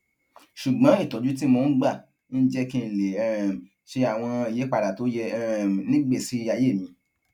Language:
Yoruba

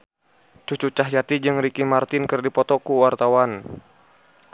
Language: Sundanese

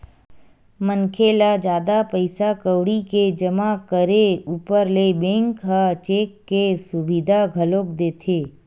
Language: Chhattisgarhi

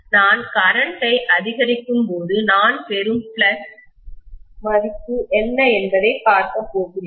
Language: Tamil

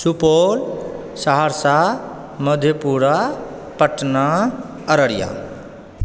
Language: Maithili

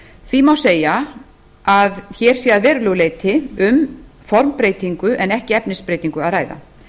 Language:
Icelandic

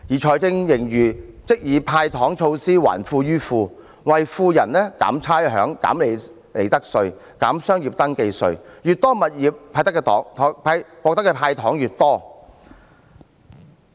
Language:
Cantonese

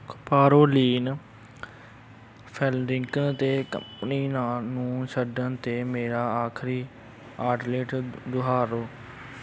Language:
Punjabi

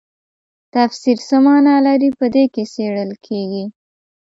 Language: Pashto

